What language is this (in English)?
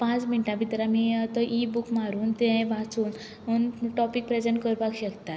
Konkani